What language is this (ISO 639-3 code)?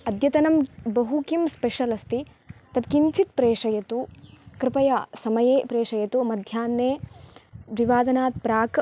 san